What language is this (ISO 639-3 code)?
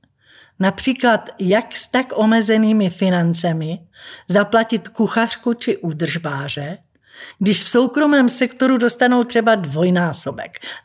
ces